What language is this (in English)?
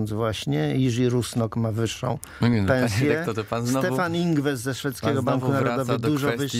Polish